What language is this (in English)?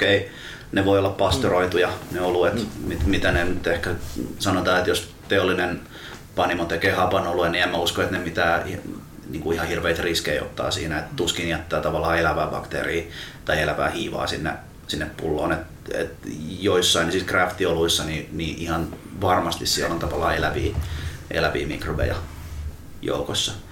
Finnish